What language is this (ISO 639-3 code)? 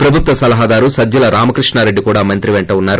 tel